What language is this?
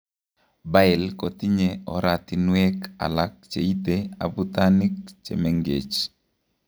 Kalenjin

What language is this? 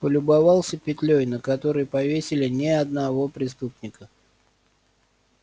Russian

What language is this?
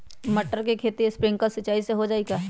Magahi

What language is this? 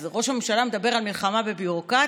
Hebrew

